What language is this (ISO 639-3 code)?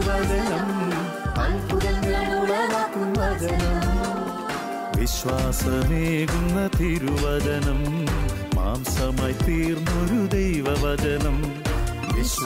mal